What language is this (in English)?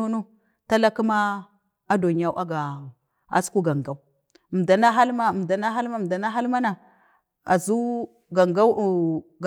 Bade